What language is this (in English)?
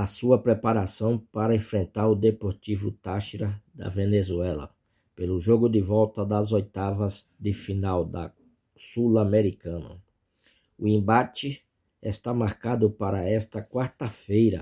Portuguese